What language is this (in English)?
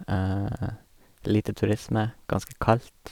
Norwegian